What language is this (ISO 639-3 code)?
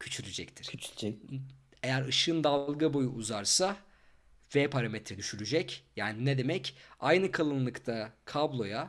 tur